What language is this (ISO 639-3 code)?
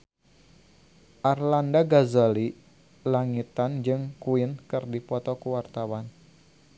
sun